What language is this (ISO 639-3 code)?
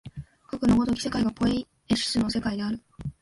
jpn